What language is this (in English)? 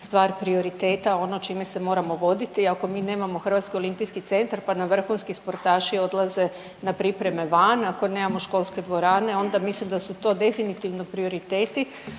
Croatian